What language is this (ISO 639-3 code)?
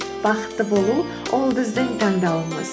kaz